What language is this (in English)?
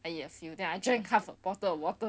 English